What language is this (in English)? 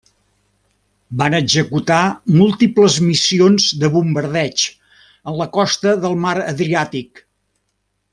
Catalan